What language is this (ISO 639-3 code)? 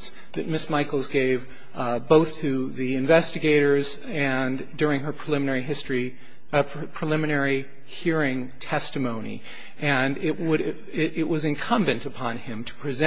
eng